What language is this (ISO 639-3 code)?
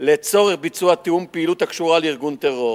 heb